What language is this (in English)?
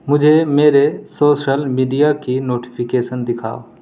Urdu